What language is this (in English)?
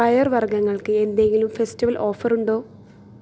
Malayalam